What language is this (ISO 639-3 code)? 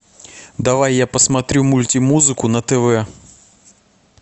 rus